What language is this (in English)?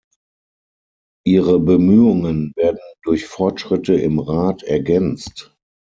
German